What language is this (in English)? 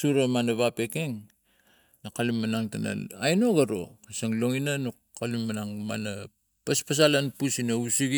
Tigak